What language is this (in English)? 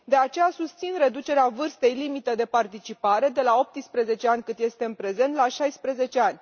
Romanian